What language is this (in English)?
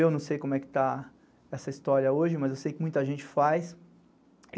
Portuguese